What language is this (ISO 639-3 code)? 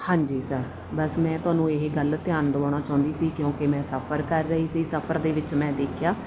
pan